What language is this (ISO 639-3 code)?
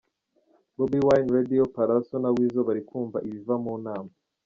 kin